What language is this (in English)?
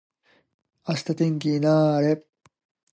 Japanese